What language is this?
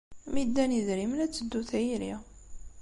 Kabyle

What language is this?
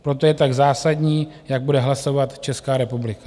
Czech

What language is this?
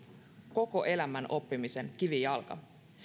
Finnish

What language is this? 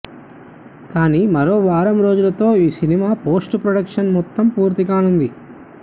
Telugu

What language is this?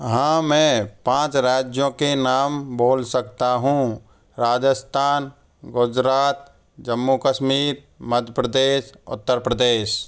Hindi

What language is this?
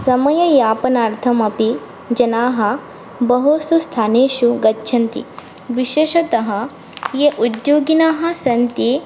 Sanskrit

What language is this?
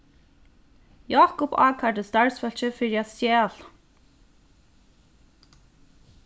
Faroese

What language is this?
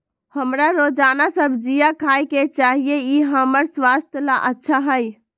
Magahi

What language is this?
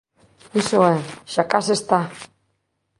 Galician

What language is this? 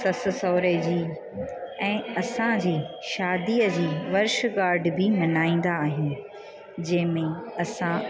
Sindhi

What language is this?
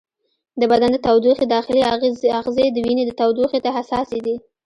Pashto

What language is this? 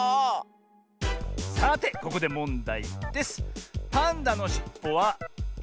Japanese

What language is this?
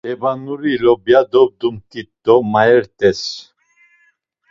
Laz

